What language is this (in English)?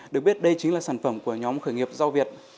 Vietnamese